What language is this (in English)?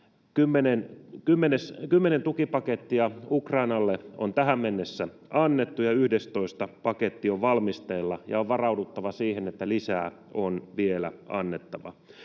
Finnish